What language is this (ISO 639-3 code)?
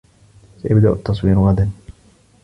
ara